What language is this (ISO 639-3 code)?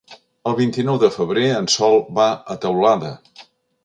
cat